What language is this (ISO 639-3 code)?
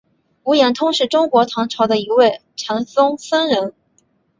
zho